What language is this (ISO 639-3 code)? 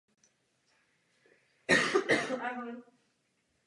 ces